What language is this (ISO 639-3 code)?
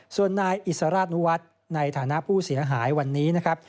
tha